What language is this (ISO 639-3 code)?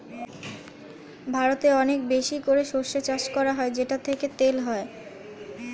ben